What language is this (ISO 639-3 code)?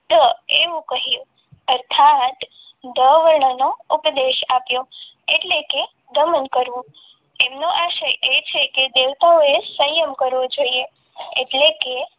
guj